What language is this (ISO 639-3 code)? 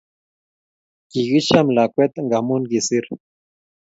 kln